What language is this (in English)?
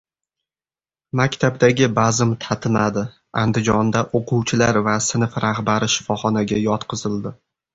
Uzbek